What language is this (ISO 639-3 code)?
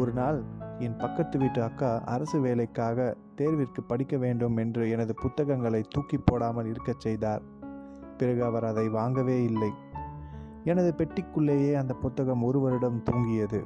tam